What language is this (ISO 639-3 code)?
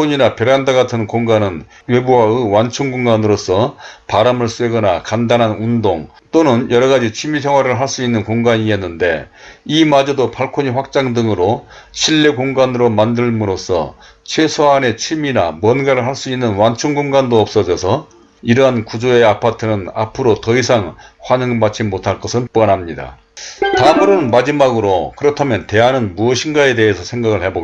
kor